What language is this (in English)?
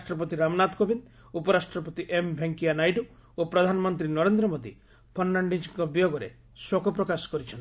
Odia